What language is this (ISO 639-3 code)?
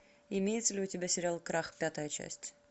rus